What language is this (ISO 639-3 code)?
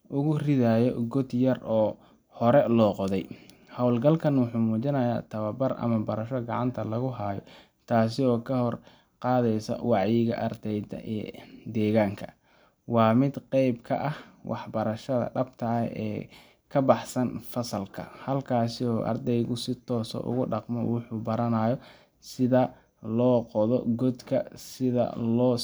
som